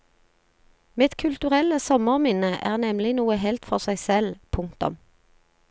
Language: Norwegian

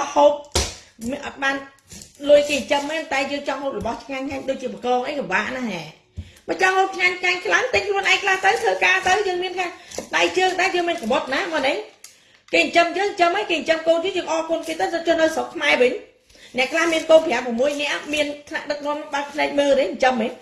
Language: Vietnamese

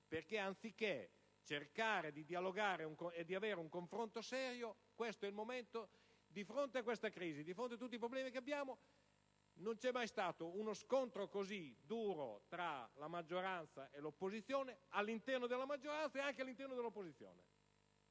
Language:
Italian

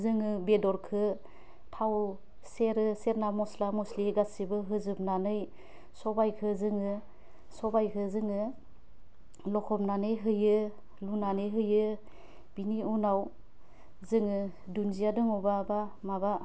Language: Bodo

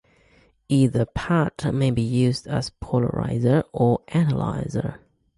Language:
English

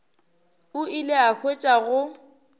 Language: Northern Sotho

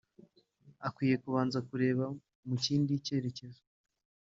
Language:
Kinyarwanda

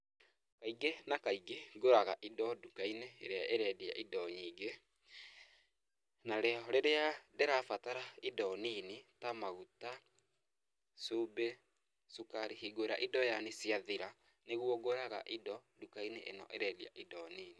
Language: Kikuyu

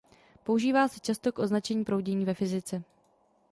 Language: Czech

